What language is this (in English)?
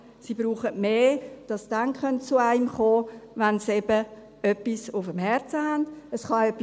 Swiss German